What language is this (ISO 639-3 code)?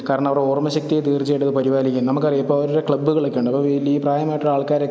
mal